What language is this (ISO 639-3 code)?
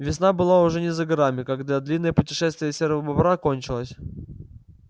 rus